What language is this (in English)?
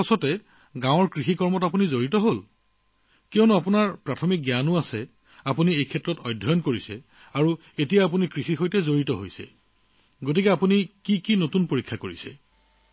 Assamese